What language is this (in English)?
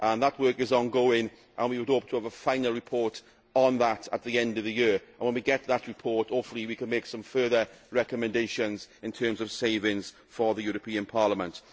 English